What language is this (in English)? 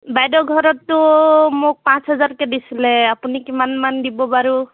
Assamese